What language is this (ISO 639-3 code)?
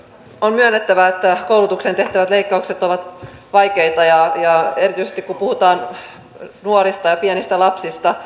fin